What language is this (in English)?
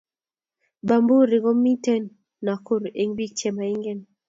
Kalenjin